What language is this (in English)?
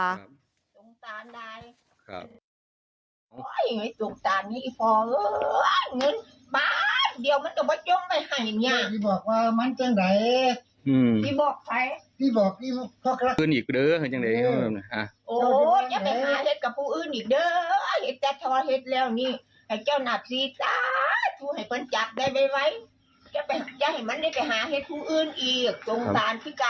Thai